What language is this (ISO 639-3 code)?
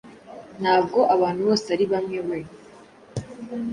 kin